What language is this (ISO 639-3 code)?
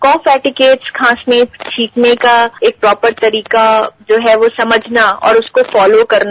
hin